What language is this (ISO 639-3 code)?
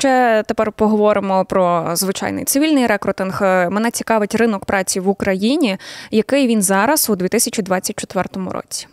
ukr